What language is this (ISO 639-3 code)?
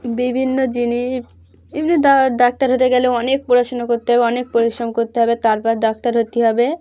ben